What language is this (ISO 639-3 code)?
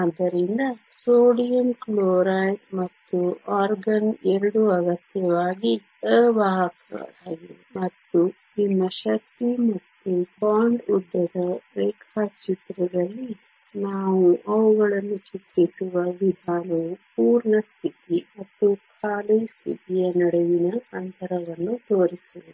kan